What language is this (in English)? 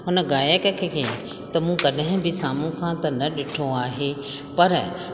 Sindhi